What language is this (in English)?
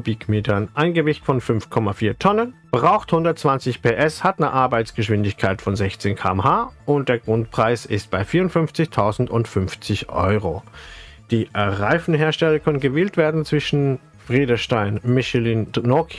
German